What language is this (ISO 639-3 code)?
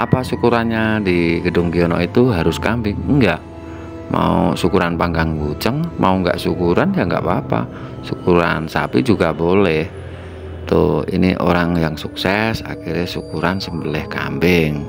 ind